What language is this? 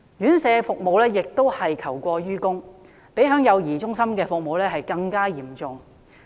Cantonese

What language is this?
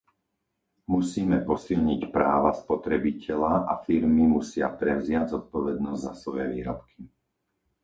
Slovak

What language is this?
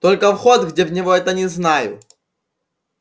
Russian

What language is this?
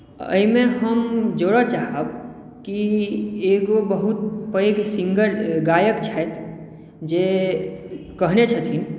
Maithili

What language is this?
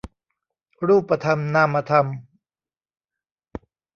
Thai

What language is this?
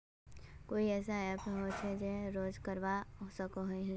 Magahi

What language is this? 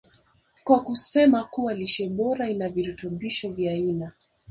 Swahili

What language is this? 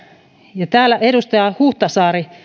Finnish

